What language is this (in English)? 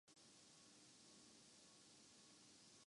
Urdu